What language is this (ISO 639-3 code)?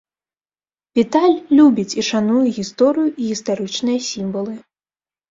bel